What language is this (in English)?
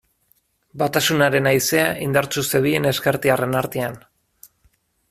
Basque